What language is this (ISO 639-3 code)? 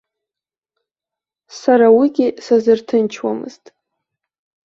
abk